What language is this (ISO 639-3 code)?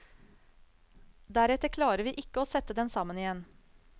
nor